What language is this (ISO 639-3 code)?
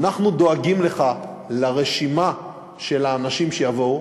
heb